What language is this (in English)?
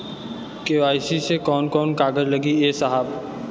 Bhojpuri